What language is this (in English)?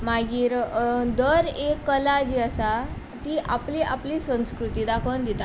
Konkani